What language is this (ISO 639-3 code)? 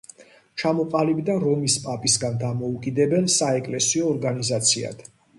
kat